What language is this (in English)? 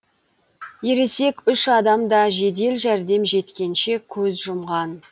Kazakh